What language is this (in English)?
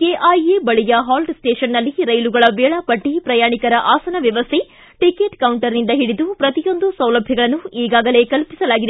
Kannada